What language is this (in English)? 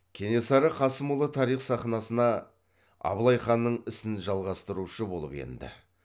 Kazakh